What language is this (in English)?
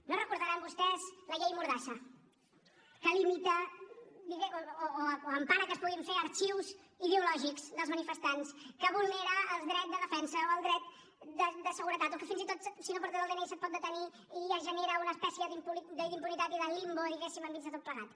Catalan